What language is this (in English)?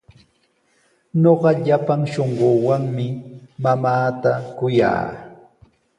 Sihuas Ancash Quechua